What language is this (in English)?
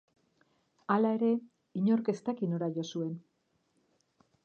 Basque